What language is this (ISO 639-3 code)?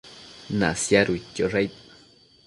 mcf